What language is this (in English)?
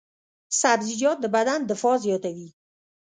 Pashto